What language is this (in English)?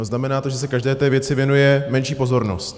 Czech